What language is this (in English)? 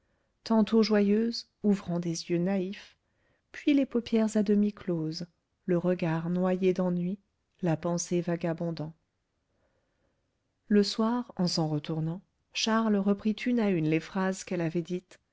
French